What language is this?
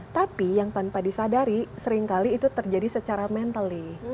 Indonesian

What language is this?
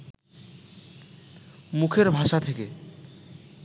Bangla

